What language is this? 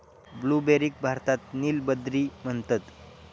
Marathi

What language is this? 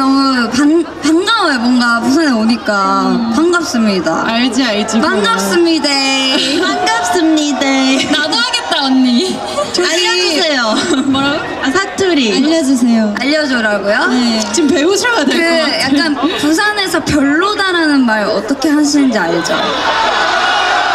Korean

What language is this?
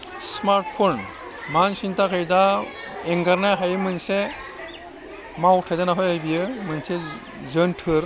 Bodo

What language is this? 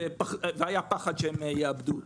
Hebrew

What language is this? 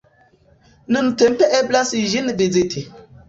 Esperanto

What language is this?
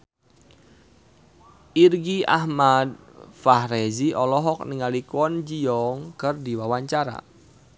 Sundanese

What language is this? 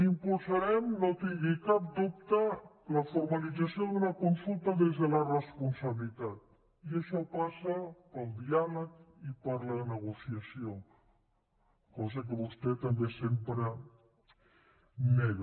Catalan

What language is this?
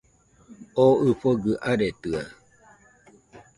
Nüpode Huitoto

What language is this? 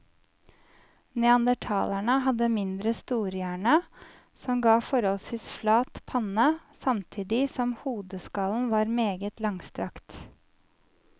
Norwegian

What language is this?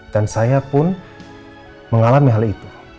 Indonesian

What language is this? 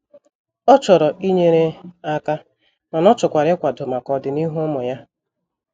Igbo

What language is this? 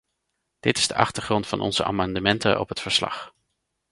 Dutch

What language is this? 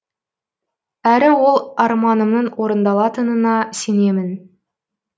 Kazakh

